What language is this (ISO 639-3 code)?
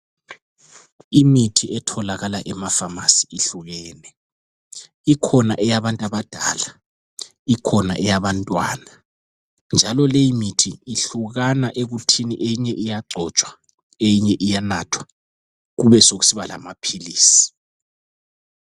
nde